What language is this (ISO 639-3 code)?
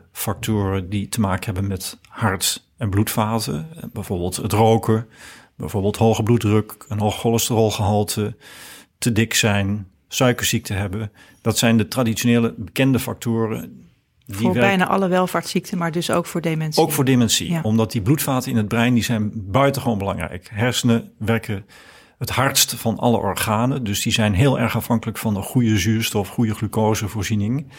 nld